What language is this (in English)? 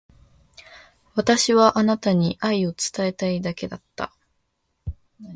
Japanese